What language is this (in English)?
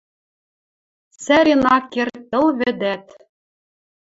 Western Mari